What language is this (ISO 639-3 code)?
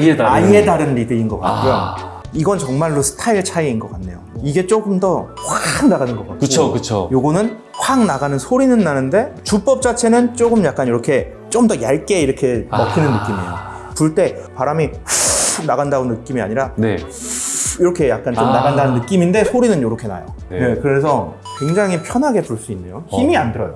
kor